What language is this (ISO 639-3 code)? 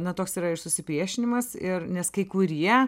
lit